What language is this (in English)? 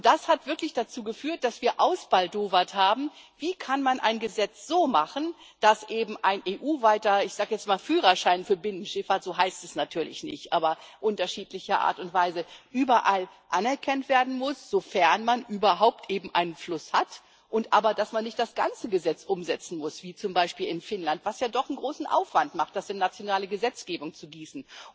German